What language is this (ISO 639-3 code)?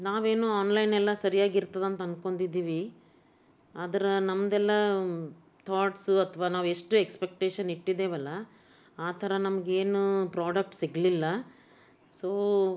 kan